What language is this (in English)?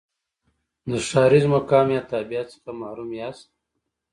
Pashto